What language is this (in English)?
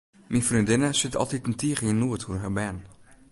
Western Frisian